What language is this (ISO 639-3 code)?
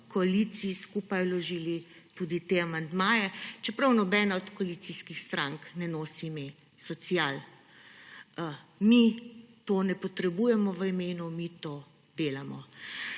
slv